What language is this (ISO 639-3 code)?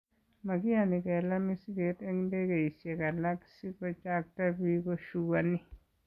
kln